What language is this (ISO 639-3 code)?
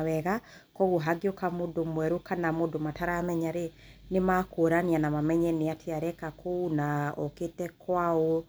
kik